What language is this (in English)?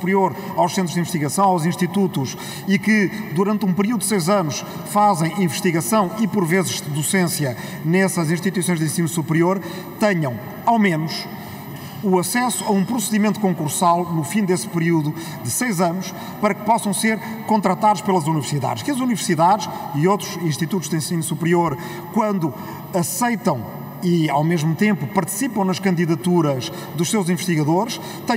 Portuguese